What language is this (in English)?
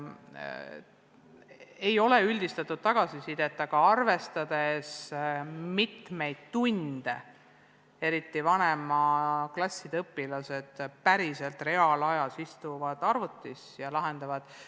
Estonian